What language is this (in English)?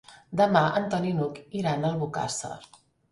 Catalan